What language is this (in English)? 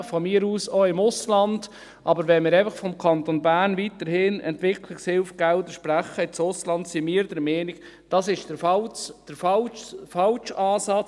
Swiss German